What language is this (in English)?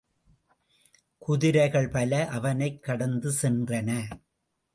Tamil